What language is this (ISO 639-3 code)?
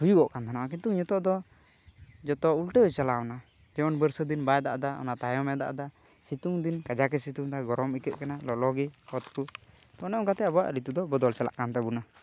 sat